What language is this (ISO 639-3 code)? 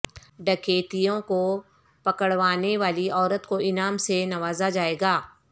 urd